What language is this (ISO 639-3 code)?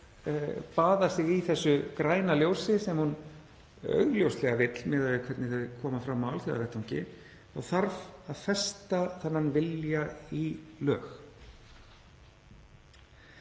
isl